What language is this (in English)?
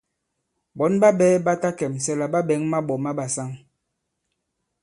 Bankon